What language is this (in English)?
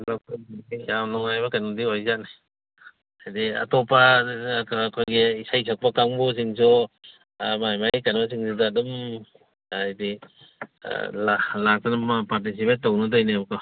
Manipuri